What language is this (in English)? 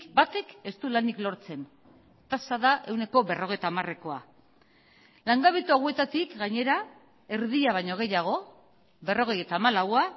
Basque